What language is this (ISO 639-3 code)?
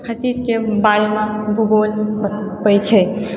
mai